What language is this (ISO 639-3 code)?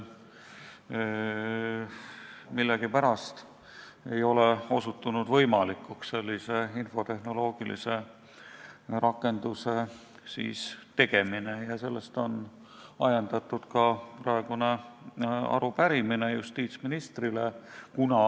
est